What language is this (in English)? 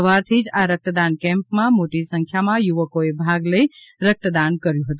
Gujarati